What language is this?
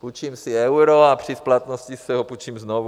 Czech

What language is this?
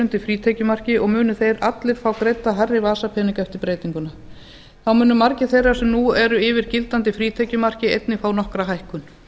Icelandic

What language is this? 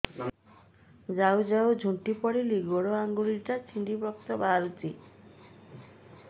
Odia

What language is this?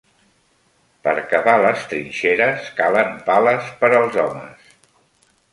Catalan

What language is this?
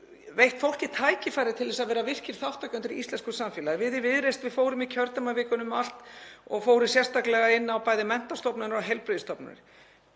Icelandic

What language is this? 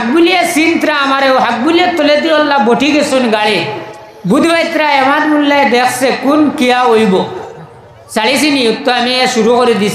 Indonesian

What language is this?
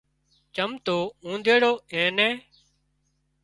Wadiyara Koli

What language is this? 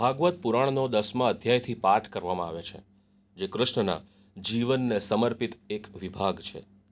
Gujarati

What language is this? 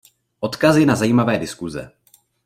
Czech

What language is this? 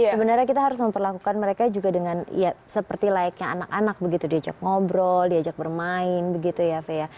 Indonesian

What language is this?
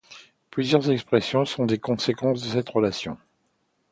French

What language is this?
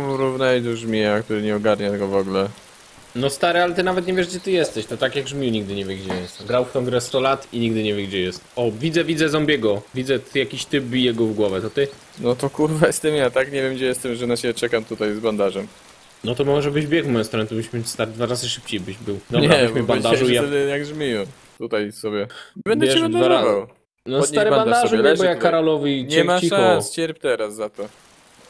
Polish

